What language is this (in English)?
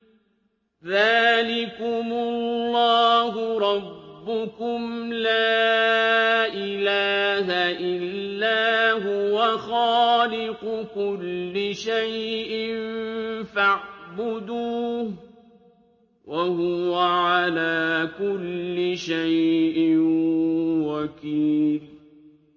Arabic